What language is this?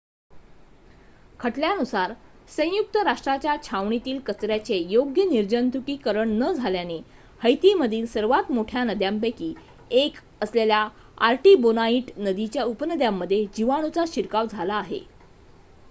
Marathi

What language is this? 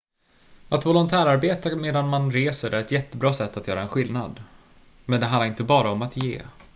Swedish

